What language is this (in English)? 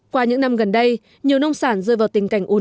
Vietnamese